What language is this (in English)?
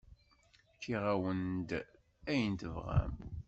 Kabyle